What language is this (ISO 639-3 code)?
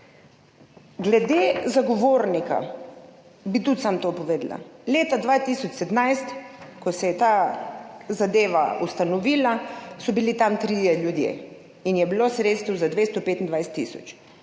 slv